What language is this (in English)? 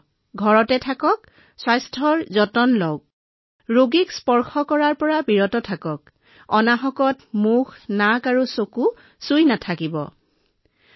Assamese